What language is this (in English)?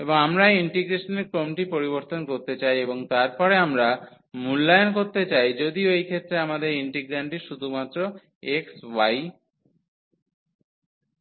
Bangla